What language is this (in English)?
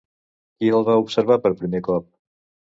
Catalan